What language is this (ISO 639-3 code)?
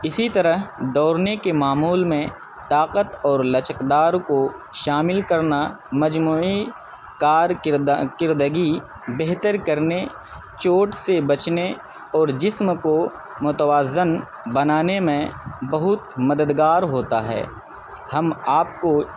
urd